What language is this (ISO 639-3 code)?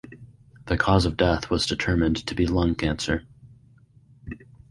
eng